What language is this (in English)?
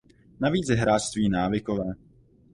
Czech